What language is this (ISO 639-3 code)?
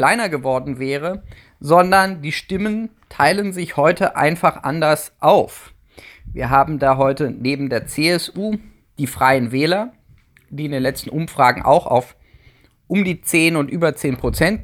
deu